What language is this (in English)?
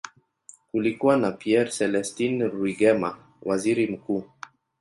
Swahili